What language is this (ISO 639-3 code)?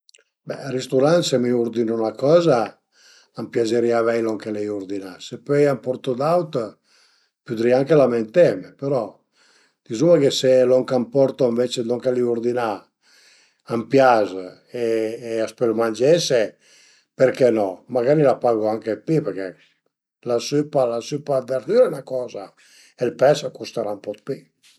pms